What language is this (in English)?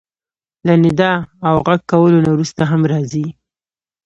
Pashto